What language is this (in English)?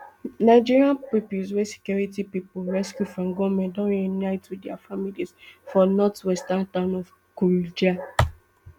Nigerian Pidgin